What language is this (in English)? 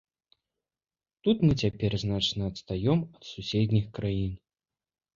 Belarusian